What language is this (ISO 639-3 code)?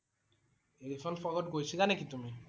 asm